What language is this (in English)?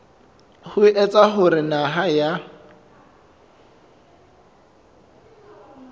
Southern Sotho